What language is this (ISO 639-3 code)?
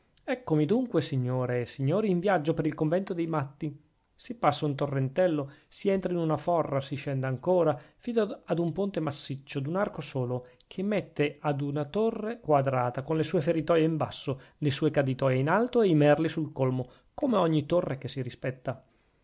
ita